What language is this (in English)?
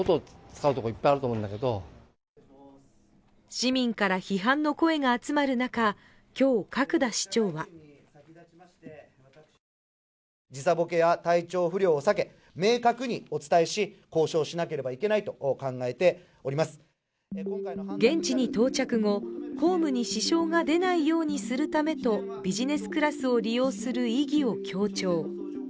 Japanese